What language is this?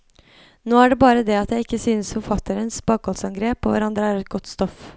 Norwegian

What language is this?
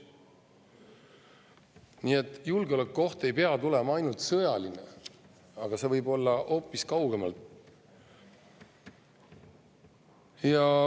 Estonian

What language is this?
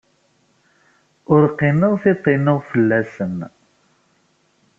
Kabyle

